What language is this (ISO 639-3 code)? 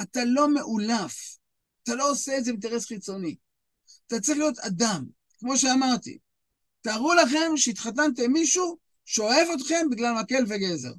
heb